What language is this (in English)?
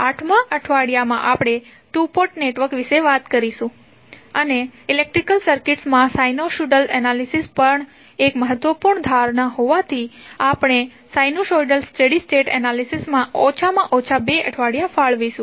Gujarati